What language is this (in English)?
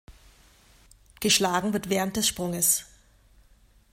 German